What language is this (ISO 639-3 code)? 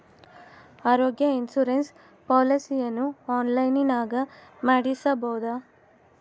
kan